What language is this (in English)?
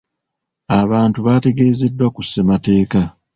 Ganda